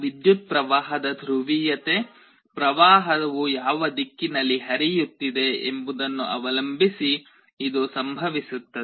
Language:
Kannada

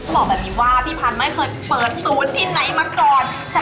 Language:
Thai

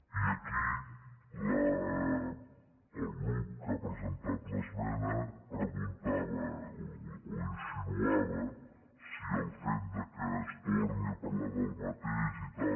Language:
Catalan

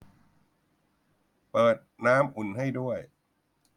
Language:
Thai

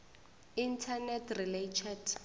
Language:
Northern Sotho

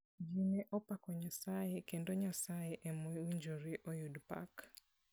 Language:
Luo (Kenya and Tanzania)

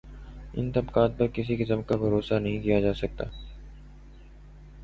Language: Urdu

